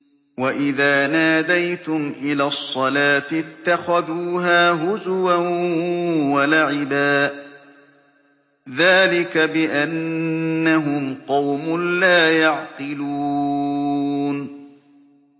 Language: Arabic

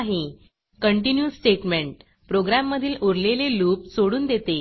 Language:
Marathi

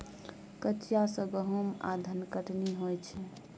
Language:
Maithili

